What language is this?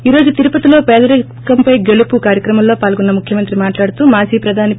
Telugu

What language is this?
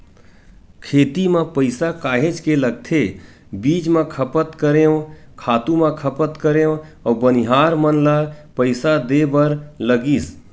Chhattisgarhi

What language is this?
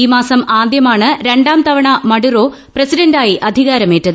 Malayalam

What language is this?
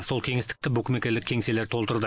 Kazakh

